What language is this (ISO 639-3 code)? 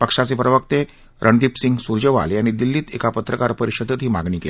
mar